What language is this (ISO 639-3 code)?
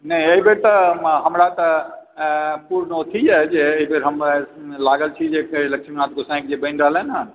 mai